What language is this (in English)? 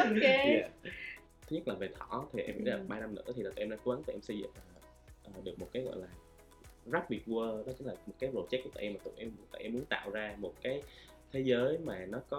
Vietnamese